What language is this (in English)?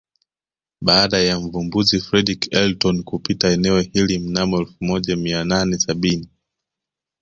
Swahili